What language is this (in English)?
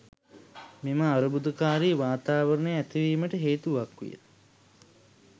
Sinhala